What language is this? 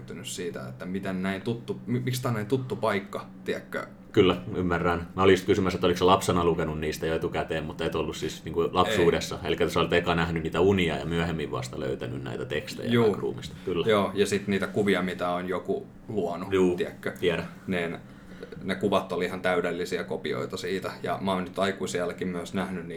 Finnish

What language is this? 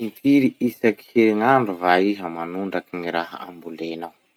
Masikoro Malagasy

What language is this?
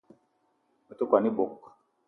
Eton (Cameroon)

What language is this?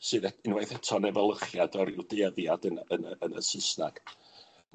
Welsh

